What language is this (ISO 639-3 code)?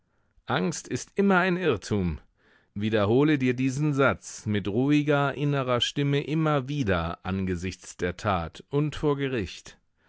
deu